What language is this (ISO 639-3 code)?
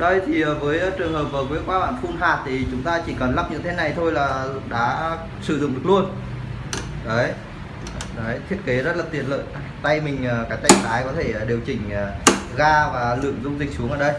vie